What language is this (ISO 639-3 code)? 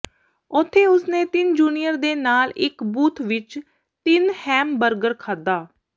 pan